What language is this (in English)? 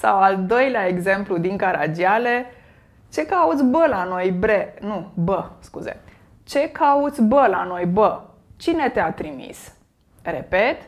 Romanian